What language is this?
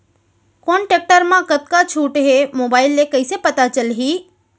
Chhattisgarhi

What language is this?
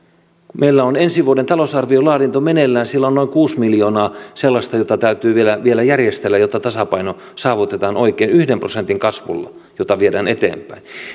Finnish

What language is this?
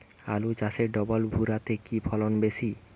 Bangla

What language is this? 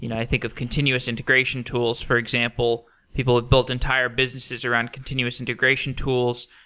English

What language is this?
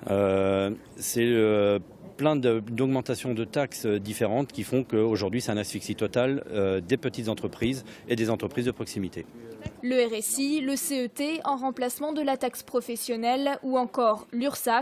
French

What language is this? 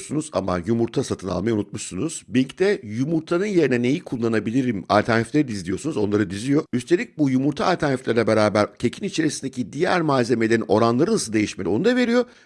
Turkish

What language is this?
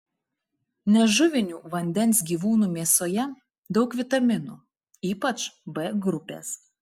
Lithuanian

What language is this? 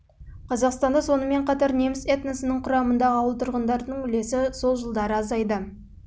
Kazakh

